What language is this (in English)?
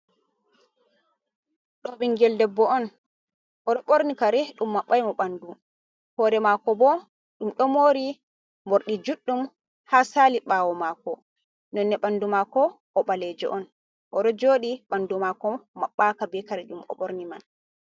Fula